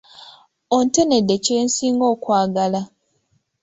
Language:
Ganda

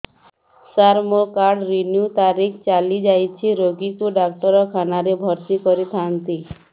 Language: Odia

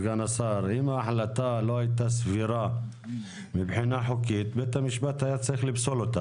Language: Hebrew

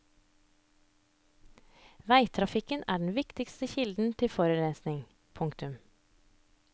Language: Norwegian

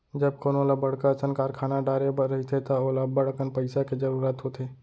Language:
Chhattisgarhi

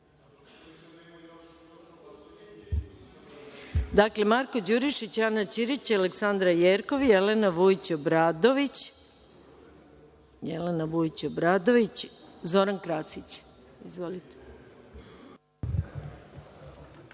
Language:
Serbian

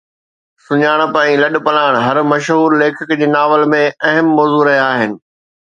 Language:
Sindhi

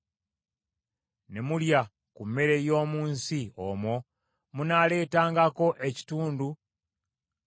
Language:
Ganda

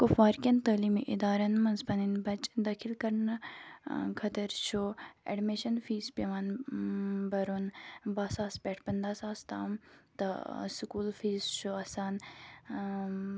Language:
Kashmiri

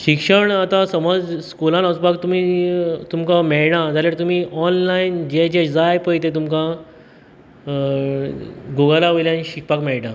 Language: Konkani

